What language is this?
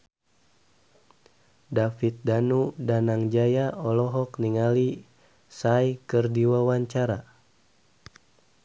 Sundanese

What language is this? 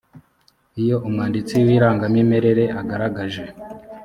Kinyarwanda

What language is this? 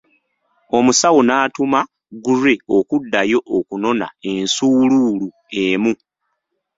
Ganda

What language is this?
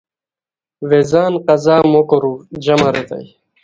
Khowar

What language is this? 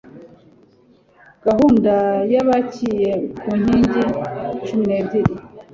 Kinyarwanda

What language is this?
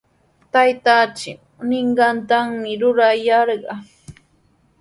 Sihuas Ancash Quechua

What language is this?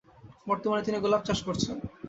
Bangla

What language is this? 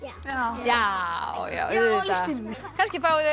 Icelandic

